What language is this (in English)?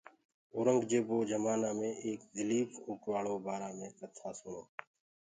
Gurgula